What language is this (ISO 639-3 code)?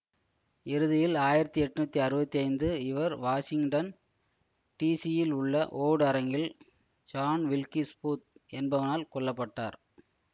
tam